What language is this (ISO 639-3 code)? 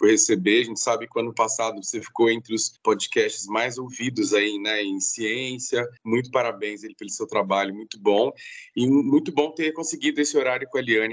por